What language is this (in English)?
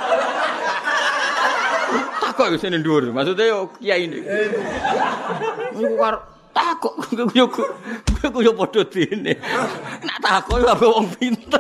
Malay